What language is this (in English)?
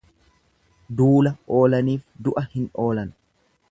Oromo